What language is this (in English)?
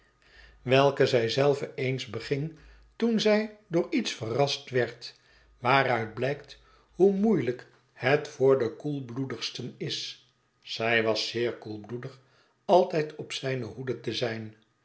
Dutch